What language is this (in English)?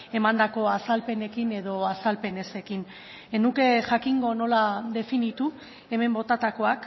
Basque